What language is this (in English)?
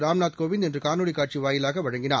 Tamil